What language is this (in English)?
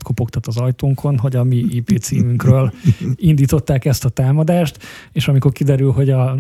Hungarian